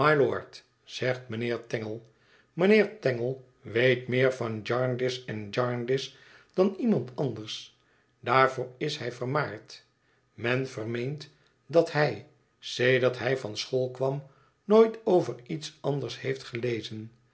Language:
Dutch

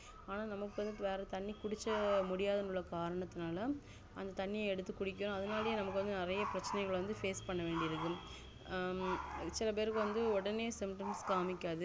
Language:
Tamil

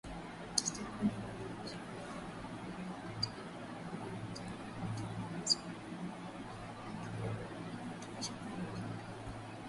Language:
Swahili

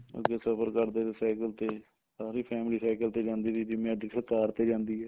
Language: Punjabi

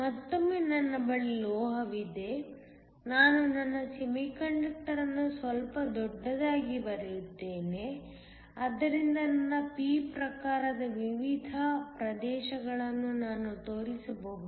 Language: Kannada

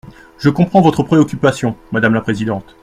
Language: French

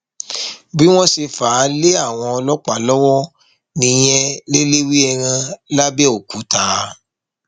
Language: Yoruba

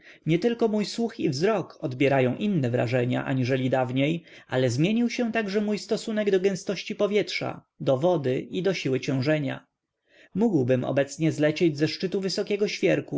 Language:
Polish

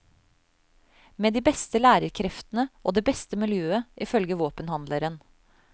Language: Norwegian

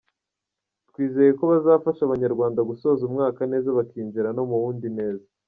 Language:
Kinyarwanda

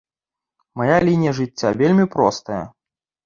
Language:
Belarusian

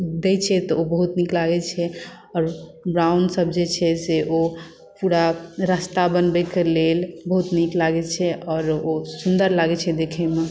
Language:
Maithili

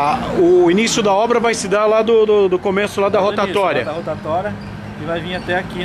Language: Portuguese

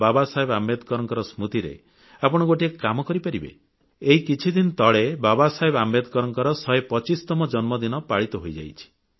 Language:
Odia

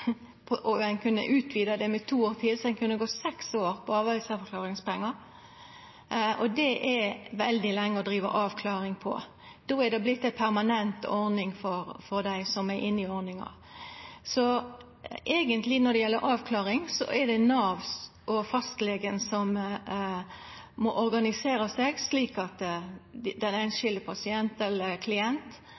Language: Norwegian Nynorsk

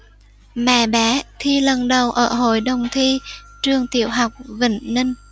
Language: Vietnamese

